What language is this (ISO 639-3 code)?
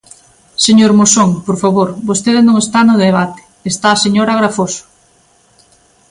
glg